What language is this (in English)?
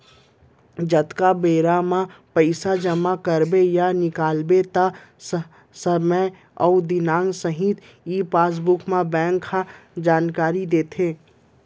Chhattisgarhi